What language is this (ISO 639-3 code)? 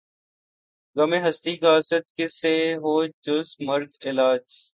urd